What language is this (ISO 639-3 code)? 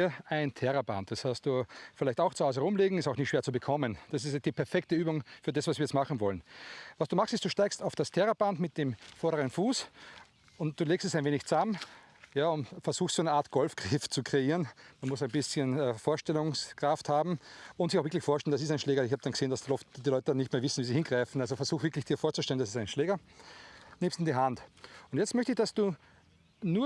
deu